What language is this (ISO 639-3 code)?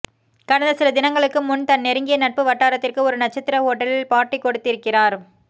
tam